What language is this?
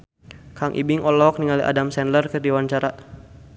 Sundanese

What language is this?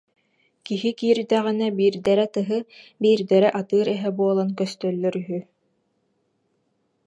Yakut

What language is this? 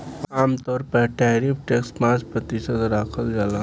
Bhojpuri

